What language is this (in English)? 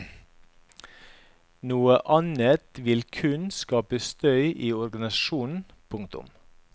Norwegian